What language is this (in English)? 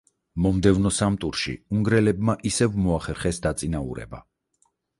Georgian